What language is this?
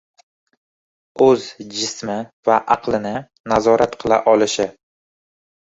Uzbek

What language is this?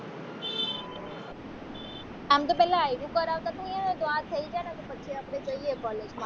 Gujarati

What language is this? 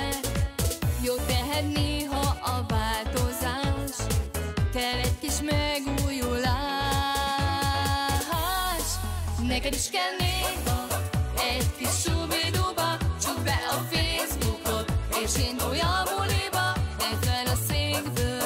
Hungarian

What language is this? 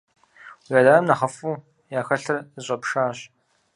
Kabardian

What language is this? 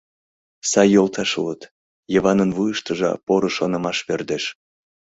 Mari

